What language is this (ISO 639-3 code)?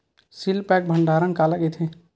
hne